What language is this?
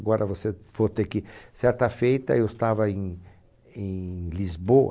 Portuguese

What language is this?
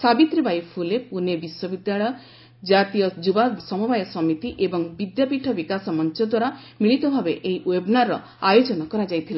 Odia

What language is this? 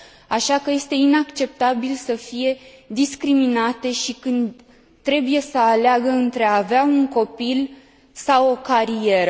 Romanian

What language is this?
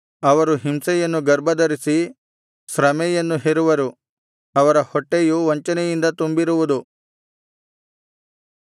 Kannada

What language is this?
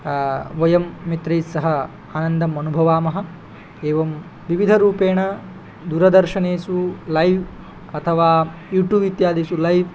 Sanskrit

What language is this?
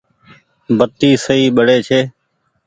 Goaria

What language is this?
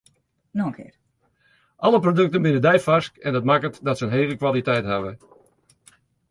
Western Frisian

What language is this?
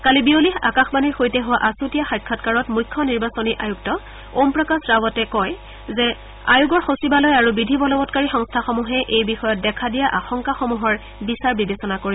Assamese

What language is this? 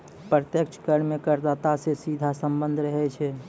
Maithili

